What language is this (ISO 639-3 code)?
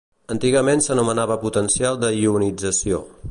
cat